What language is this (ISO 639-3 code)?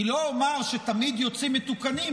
heb